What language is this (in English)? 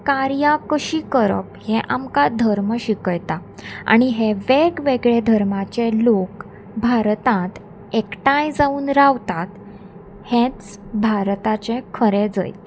Konkani